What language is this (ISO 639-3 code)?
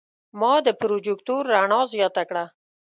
pus